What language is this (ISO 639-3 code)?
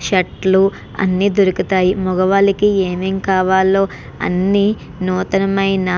tel